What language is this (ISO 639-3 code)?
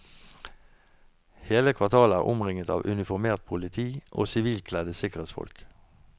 nor